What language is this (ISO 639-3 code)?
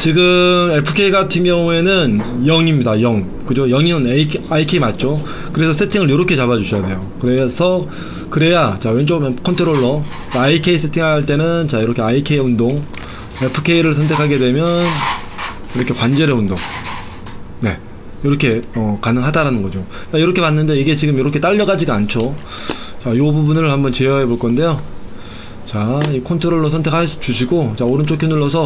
kor